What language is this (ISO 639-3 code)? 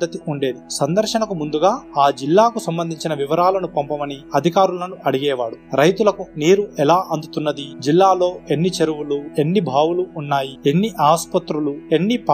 tel